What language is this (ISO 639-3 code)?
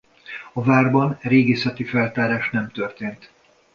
hun